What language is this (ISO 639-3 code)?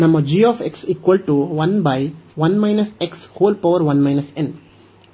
kan